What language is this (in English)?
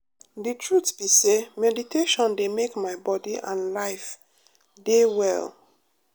Nigerian Pidgin